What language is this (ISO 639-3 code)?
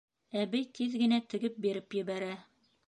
bak